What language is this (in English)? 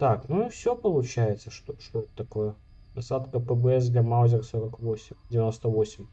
Russian